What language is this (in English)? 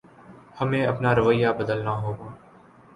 Urdu